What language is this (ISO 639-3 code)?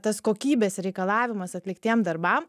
lit